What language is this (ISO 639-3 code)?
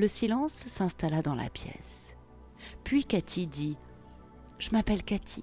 fra